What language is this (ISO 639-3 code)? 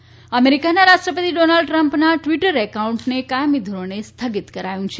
guj